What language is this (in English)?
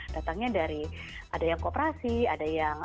Indonesian